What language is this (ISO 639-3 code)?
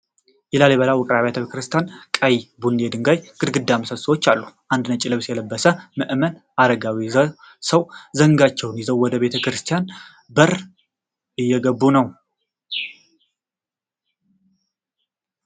amh